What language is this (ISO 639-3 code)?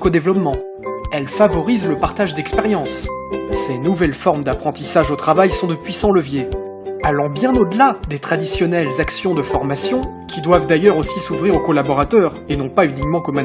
fra